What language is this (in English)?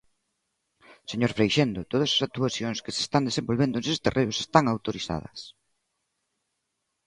Galician